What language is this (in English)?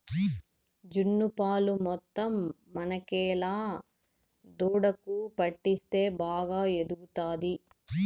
Telugu